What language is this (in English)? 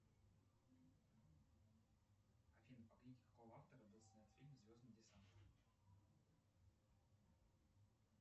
Russian